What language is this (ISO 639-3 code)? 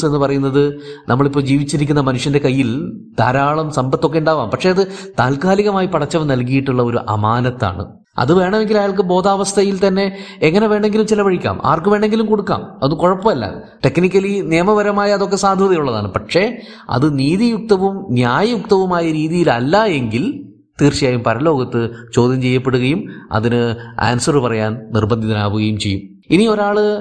mal